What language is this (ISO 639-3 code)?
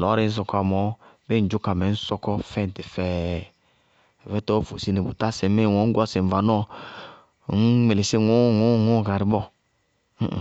bqg